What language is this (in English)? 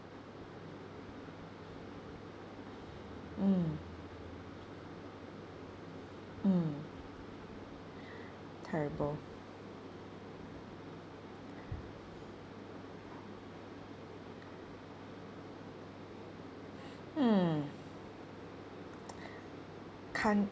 English